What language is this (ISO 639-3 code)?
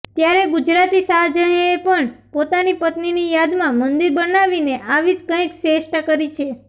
guj